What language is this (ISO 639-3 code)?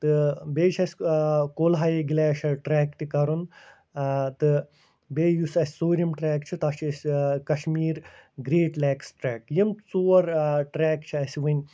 kas